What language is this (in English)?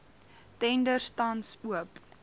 Afrikaans